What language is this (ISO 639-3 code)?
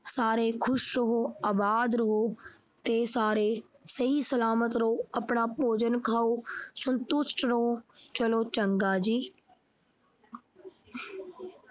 pan